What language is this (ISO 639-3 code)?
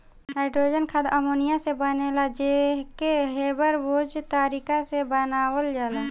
bho